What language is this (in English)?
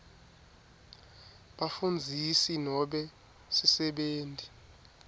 Swati